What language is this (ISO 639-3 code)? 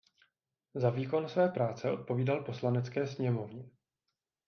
ces